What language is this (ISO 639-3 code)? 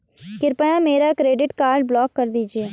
hin